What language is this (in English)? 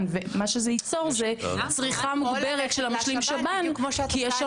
Hebrew